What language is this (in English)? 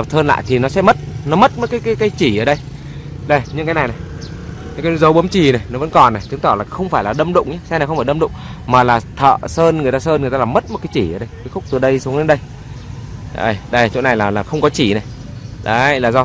Vietnamese